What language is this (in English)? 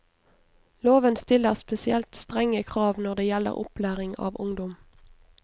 Norwegian